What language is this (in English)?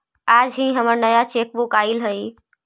Magahi